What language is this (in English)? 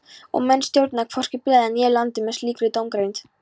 Icelandic